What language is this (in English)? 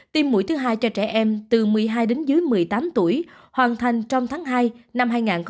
Vietnamese